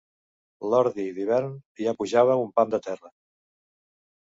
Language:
Catalan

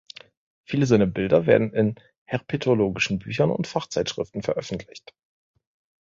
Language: German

